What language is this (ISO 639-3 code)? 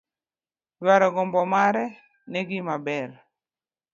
luo